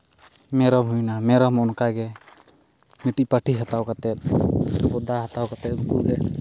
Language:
Santali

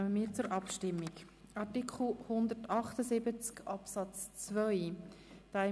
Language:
Swiss German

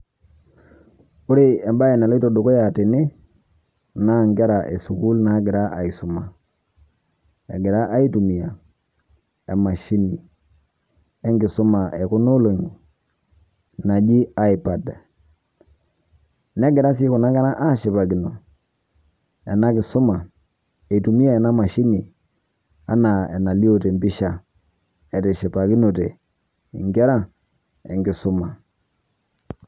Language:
Masai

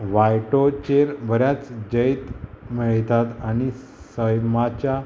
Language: Konkani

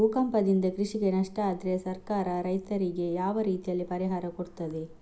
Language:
Kannada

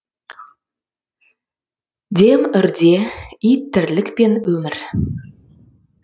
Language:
Kazakh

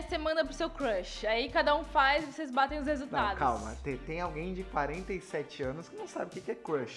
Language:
Portuguese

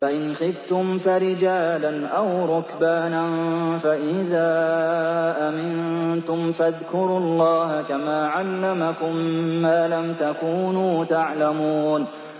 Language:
Arabic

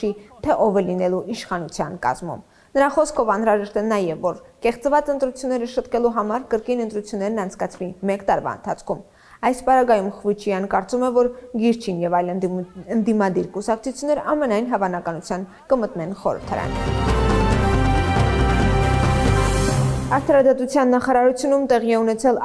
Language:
Russian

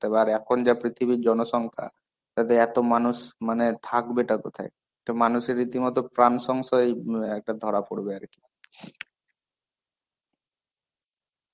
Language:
Bangla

